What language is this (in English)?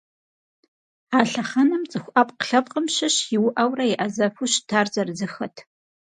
Kabardian